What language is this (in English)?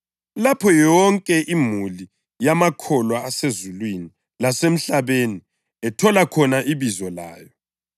North Ndebele